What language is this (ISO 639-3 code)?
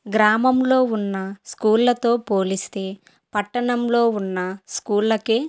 tel